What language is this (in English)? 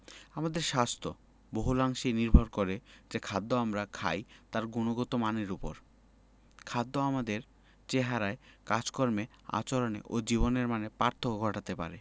Bangla